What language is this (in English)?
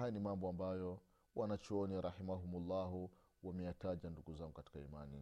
Swahili